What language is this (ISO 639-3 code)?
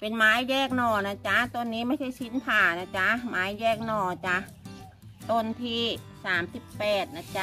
tha